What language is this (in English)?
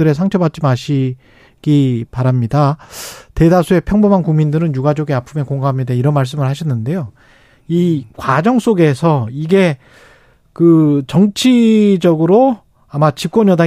Korean